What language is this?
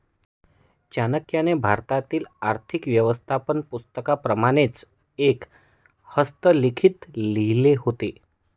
Marathi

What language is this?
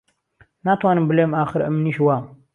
Central Kurdish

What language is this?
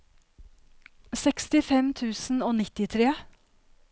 Norwegian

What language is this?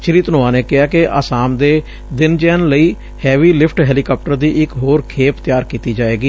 Punjabi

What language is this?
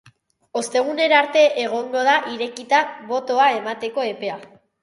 Basque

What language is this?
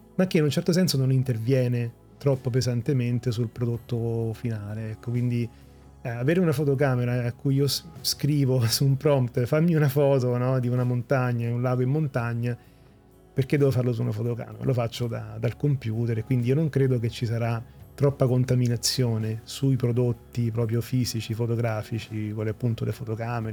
Italian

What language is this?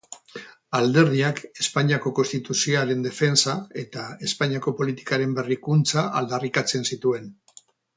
Basque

